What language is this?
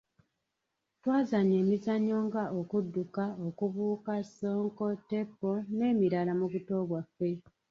Ganda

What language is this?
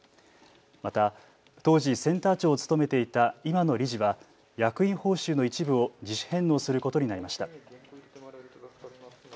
Japanese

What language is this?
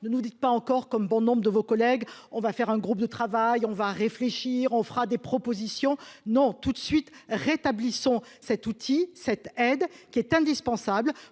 French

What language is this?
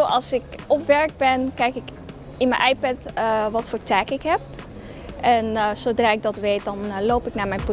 Dutch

